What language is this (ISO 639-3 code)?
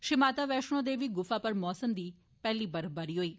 doi